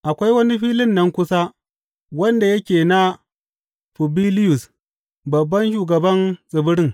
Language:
Hausa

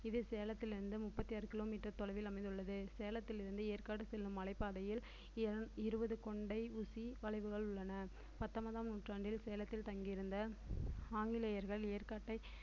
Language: Tamil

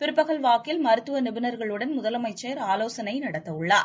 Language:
Tamil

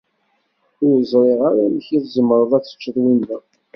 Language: Kabyle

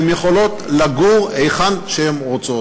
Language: Hebrew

